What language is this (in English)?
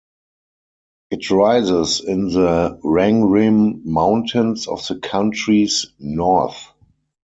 English